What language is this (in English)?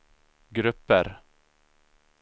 Swedish